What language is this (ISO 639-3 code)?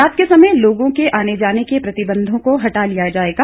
hin